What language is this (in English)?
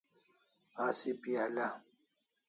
Kalasha